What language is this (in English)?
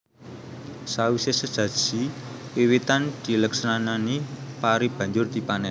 Javanese